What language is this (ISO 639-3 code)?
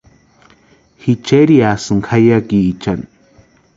pua